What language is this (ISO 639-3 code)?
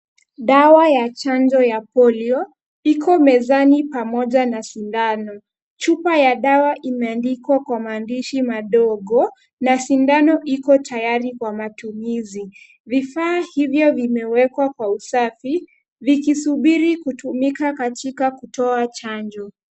swa